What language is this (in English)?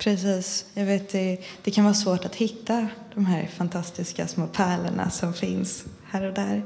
Swedish